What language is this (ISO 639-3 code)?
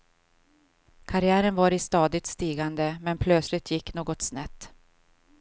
swe